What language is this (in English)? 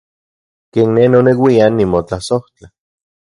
Central Puebla Nahuatl